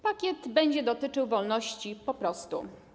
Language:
Polish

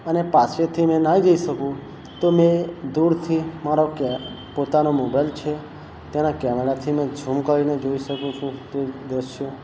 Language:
Gujarati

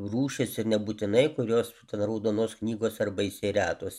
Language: Lithuanian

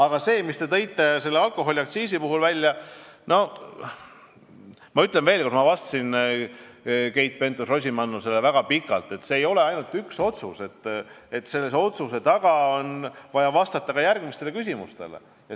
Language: Estonian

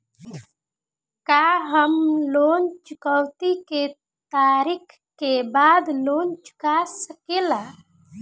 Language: Bhojpuri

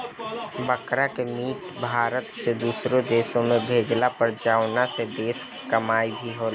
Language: Bhojpuri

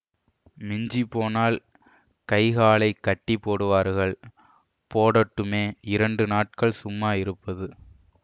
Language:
Tamil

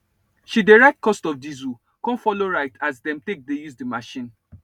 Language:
Nigerian Pidgin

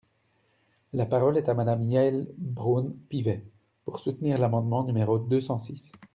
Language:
French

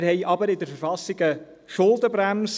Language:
Swiss German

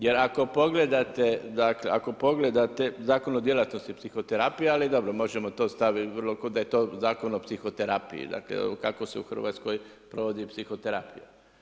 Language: Croatian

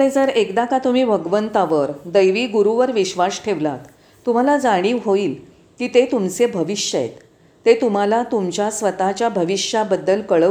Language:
Marathi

